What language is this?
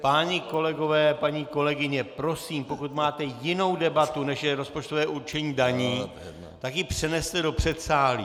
Czech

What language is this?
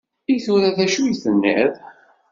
Kabyle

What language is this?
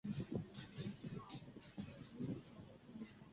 Chinese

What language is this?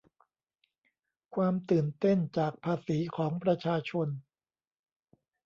Thai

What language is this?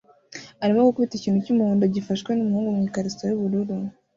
Kinyarwanda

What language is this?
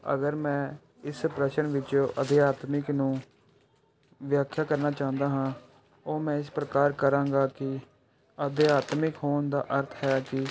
Punjabi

